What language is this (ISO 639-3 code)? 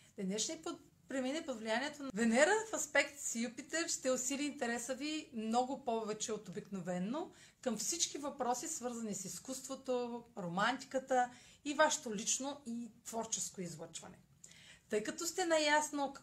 bul